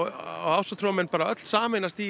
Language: Icelandic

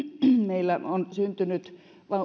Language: Finnish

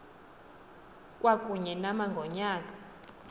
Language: Xhosa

